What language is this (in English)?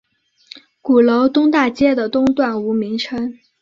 Chinese